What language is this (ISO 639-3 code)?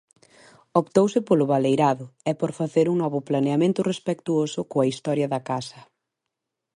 glg